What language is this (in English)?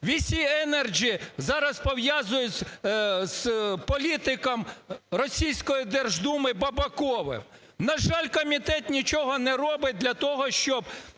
Ukrainian